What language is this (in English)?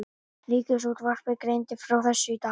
Icelandic